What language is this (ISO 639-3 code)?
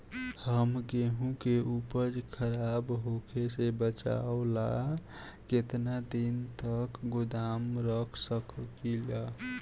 bho